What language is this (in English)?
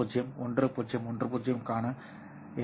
Tamil